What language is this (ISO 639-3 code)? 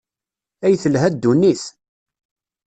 kab